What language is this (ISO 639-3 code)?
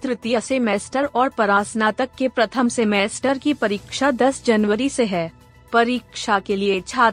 hin